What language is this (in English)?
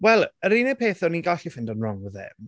Welsh